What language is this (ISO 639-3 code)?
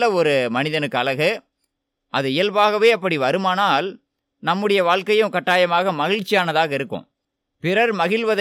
tam